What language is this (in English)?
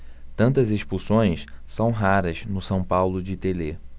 Portuguese